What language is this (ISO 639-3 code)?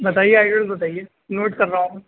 urd